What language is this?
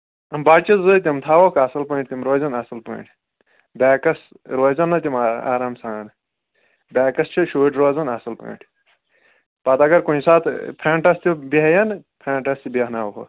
Kashmiri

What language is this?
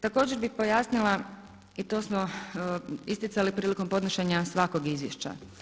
Croatian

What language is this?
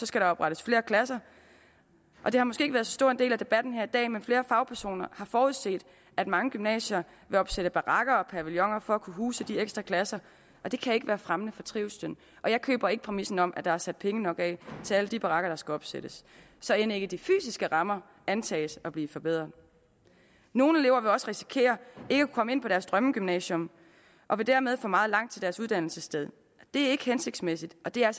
Danish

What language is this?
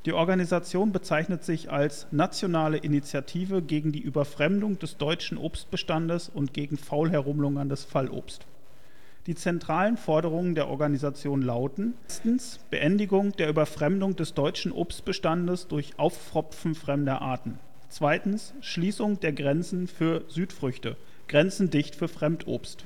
German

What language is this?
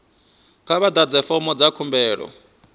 Venda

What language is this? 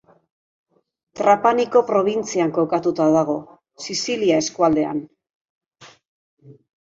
Basque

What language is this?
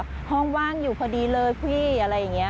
Thai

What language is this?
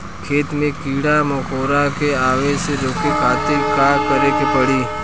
Bhojpuri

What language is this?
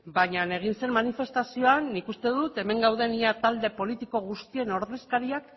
Basque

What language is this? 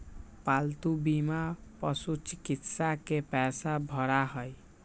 Magahi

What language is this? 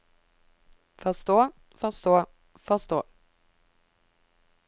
Norwegian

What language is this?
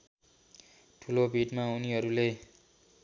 Nepali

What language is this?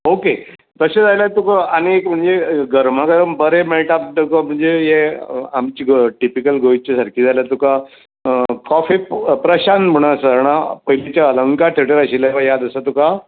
Konkani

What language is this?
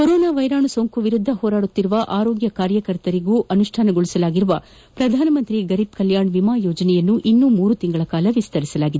Kannada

